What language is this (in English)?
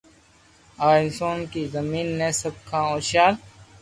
Loarki